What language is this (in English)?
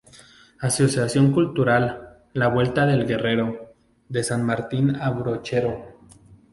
Spanish